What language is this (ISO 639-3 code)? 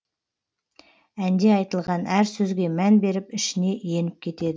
kaz